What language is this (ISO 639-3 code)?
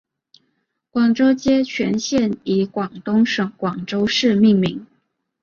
zho